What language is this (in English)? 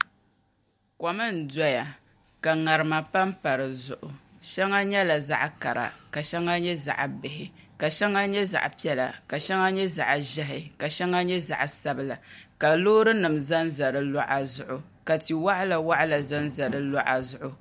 Dagbani